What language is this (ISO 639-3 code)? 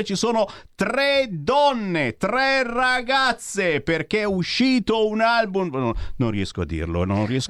ita